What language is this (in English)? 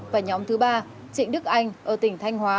Vietnamese